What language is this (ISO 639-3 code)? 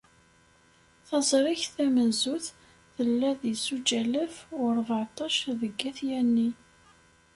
kab